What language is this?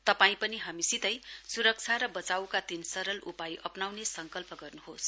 Nepali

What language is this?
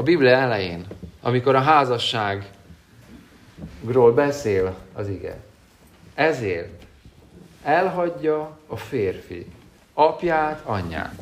Hungarian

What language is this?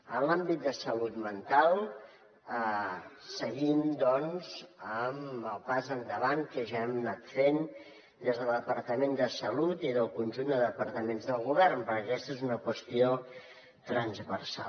Catalan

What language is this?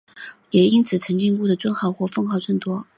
Chinese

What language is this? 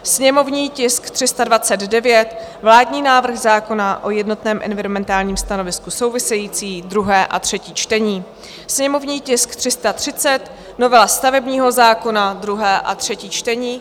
Czech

